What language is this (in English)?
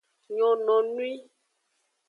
Aja (Benin)